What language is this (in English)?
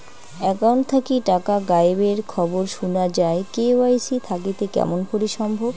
Bangla